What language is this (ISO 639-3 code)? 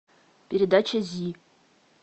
rus